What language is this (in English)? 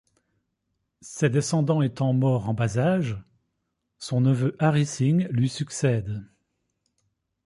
French